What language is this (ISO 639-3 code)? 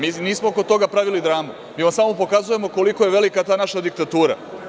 srp